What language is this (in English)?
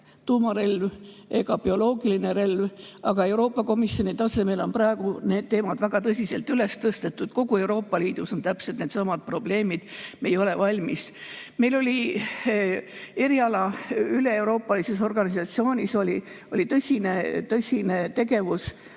Estonian